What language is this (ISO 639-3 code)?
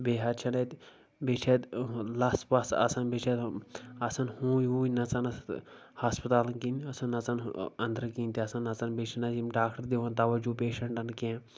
kas